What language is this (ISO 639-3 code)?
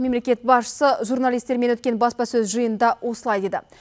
kaz